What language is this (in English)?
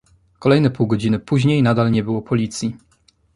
Polish